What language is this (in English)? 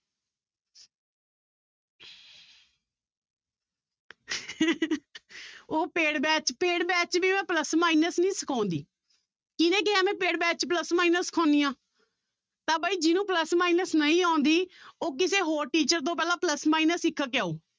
Punjabi